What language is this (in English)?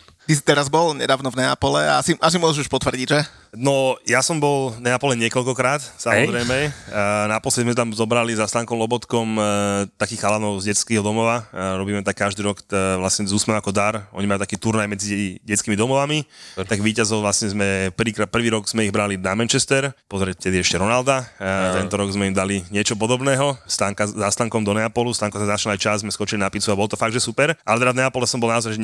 Slovak